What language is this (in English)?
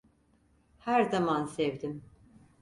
Turkish